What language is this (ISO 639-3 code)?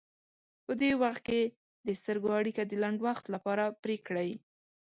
pus